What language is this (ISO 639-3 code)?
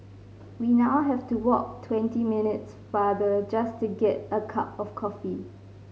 eng